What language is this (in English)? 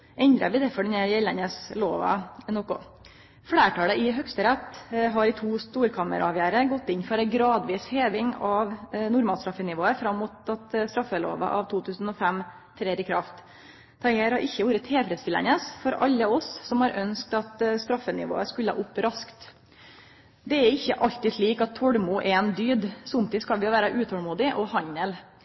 Norwegian Nynorsk